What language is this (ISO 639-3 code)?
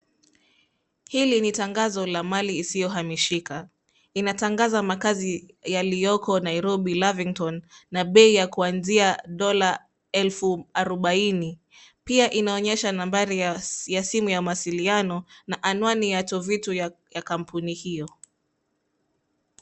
swa